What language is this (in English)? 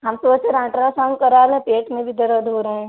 Hindi